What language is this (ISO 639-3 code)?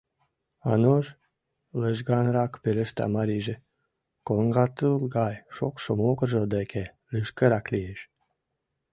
chm